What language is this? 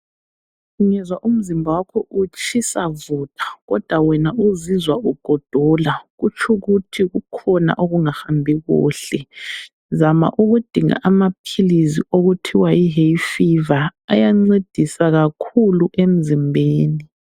North Ndebele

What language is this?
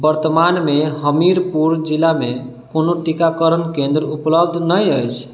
Maithili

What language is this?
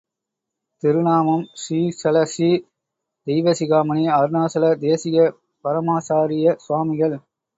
Tamil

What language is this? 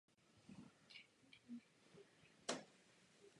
Czech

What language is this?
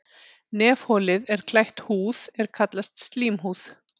Icelandic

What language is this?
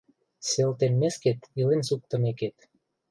Mari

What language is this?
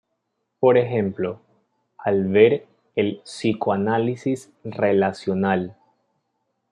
Spanish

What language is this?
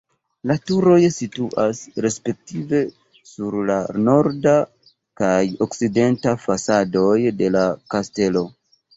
Esperanto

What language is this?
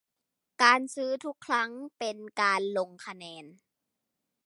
Thai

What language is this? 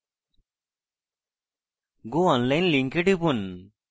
Bangla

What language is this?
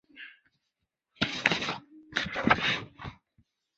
Chinese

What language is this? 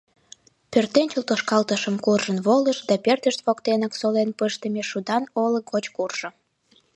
Mari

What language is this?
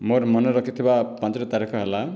Odia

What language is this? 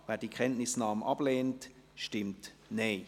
Swiss German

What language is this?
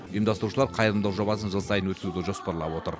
Kazakh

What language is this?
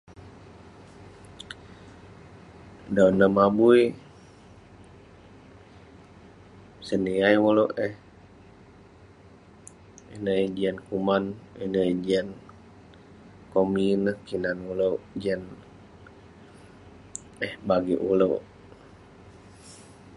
Western Penan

